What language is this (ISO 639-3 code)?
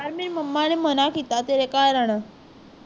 pan